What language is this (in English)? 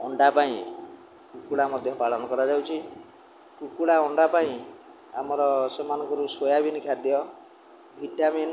Odia